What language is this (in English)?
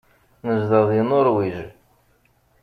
Kabyle